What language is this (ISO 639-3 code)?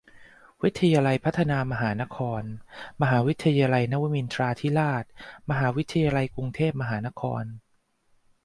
tha